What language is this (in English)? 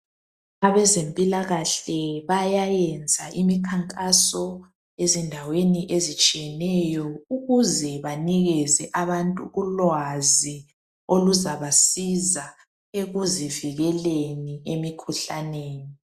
North Ndebele